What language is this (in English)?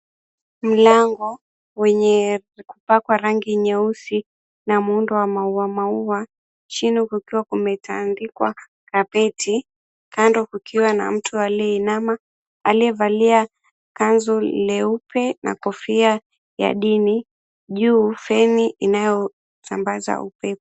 Swahili